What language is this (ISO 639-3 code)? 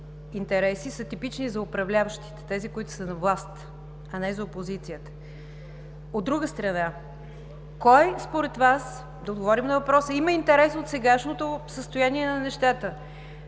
bul